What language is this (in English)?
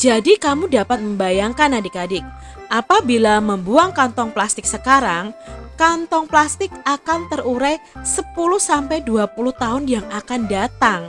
Indonesian